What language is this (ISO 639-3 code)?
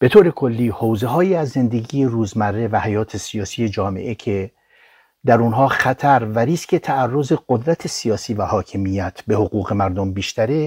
fas